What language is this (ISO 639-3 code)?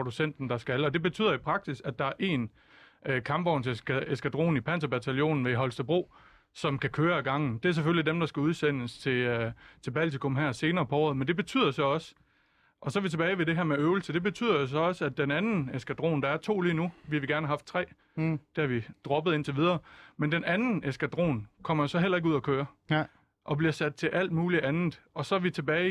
dan